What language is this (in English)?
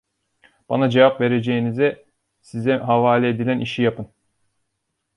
Turkish